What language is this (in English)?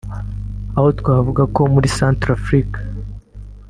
Kinyarwanda